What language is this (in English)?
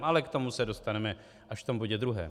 Czech